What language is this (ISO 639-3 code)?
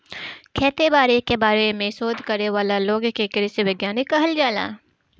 bho